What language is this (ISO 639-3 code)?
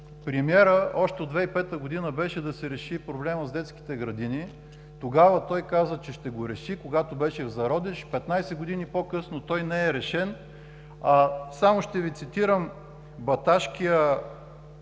bul